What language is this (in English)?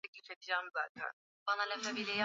Swahili